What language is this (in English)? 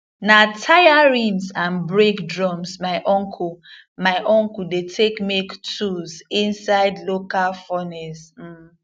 Nigerian Pidgin